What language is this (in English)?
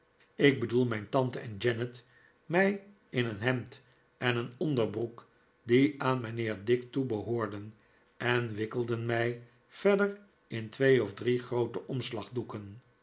Dutch